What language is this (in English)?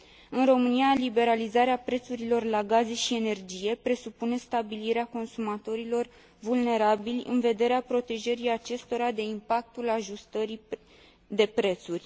Romanian